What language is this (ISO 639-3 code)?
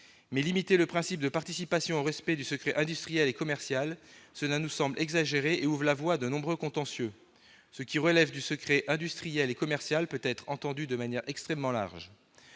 fra